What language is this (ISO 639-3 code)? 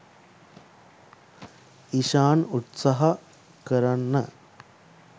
sin